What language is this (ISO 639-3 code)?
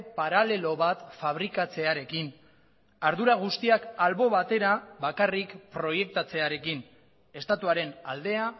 eus